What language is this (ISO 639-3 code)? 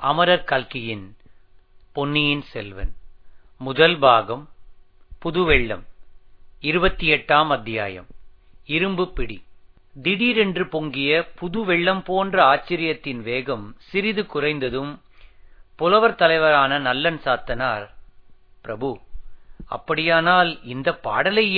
tam